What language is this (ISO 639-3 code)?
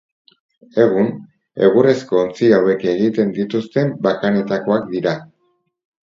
eus